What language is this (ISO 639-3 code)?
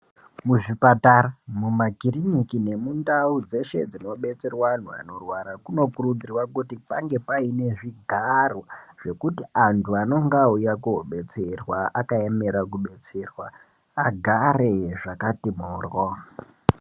ndc